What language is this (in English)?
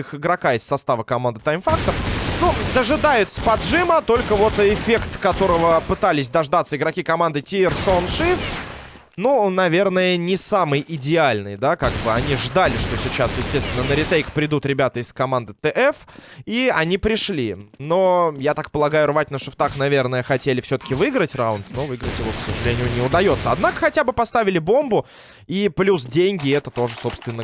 Russian